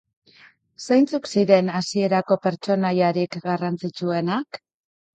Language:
Basque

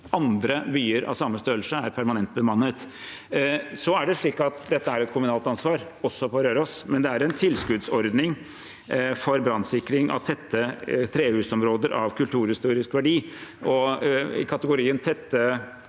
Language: Norwegian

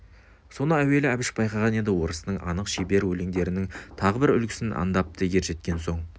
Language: Kazakh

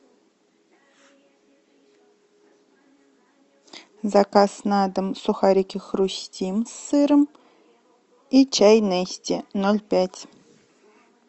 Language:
Russian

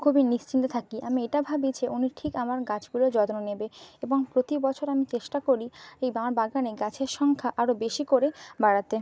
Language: Bangla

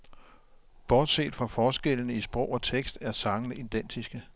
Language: Danish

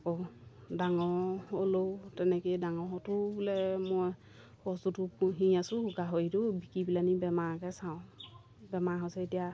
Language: Assamese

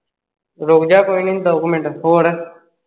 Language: Punjabi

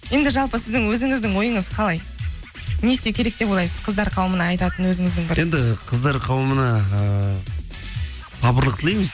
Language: Kazakh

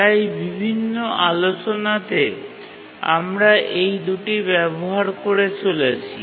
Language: Bangla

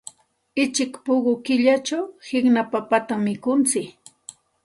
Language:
Santa Ana de Tusi Pasco Quechua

